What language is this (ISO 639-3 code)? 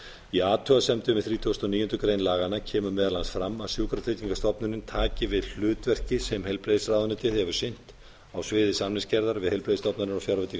isl